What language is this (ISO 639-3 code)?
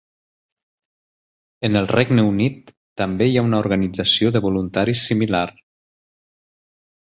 cat